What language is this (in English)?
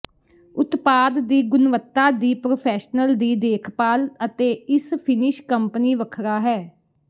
Punjabi